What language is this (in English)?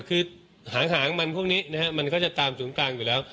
Thai